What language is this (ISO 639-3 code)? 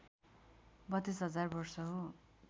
nep